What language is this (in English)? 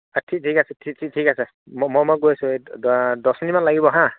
Assamese